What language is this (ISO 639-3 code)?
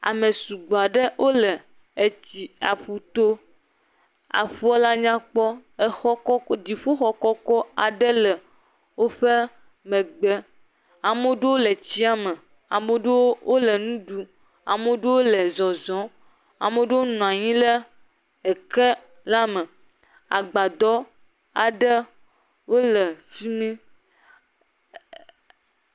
ewe